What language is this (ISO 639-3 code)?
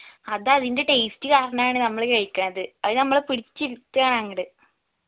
mal